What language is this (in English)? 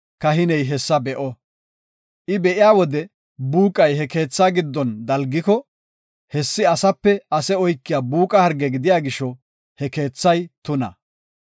Gofa